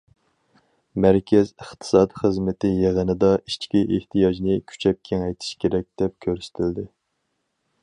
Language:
Uyghur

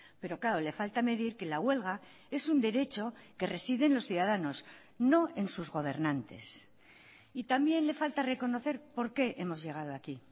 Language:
Spanish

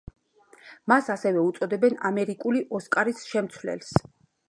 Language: Georgian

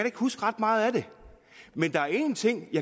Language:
Danish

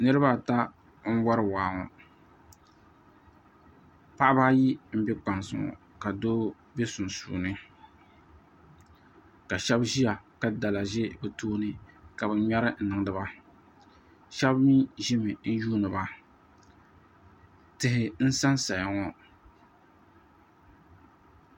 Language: Dagbani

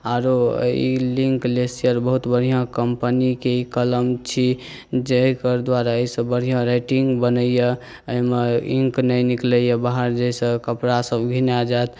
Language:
Maithili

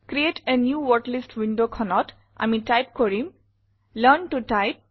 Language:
Assamese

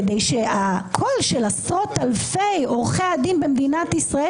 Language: Hebrew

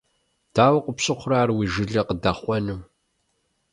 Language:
Kabardian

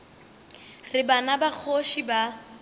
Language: Northern Sotho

